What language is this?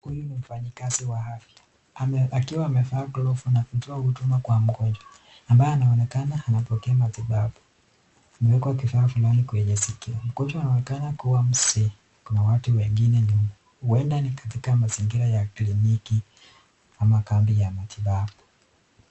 Swahili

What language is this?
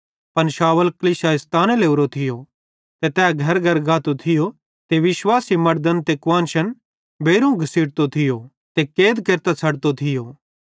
Bhadrawahi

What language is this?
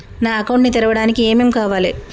Telugu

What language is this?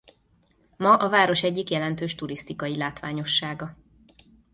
Hungarian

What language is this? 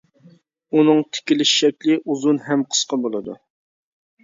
Uyghur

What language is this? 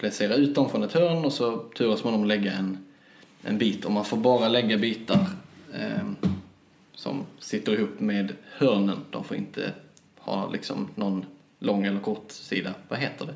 Swedish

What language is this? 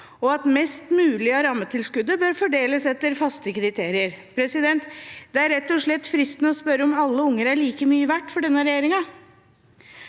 Norwegian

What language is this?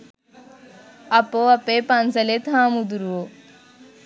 Sinhala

